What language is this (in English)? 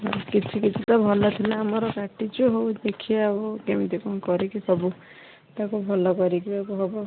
Odia